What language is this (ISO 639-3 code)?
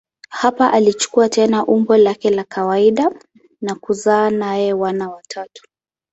swa